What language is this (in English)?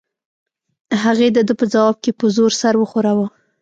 Pashto